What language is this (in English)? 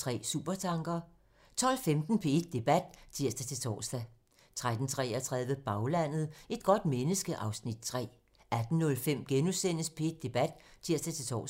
Danish